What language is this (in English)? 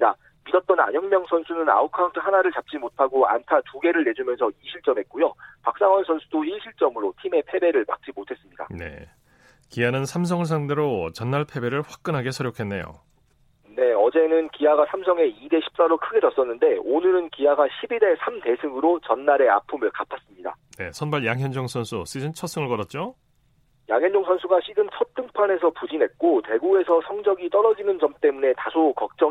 Korean